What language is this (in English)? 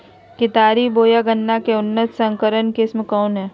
Magahi